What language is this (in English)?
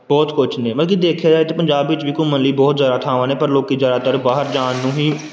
Punjabi